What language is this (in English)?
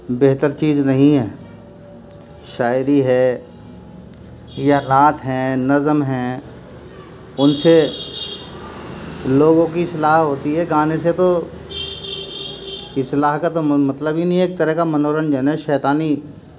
Urdu